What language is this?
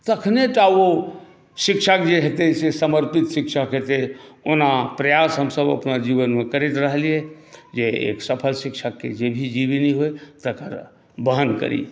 Maithili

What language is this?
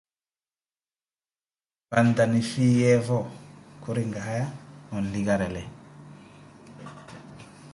Koti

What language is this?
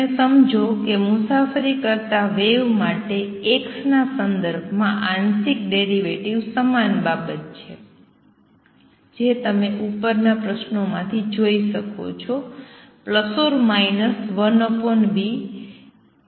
Gujarati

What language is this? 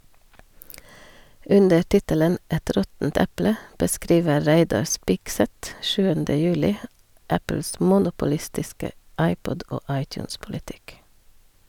Norwegian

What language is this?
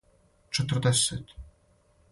Serbian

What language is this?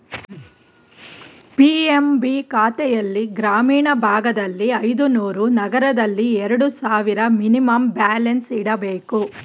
Kannada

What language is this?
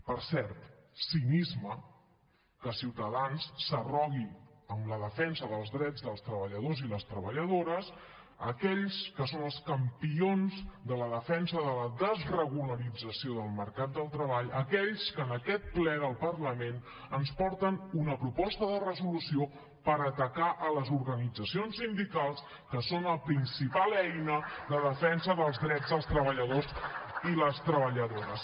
Catalan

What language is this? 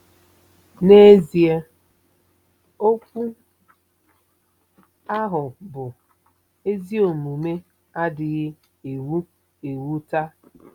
Igbo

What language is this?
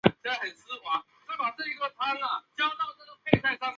Chinese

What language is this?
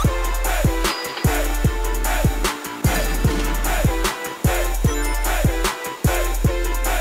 English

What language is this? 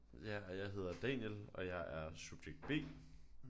Danish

